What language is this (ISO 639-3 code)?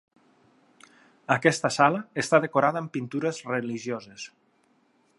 cat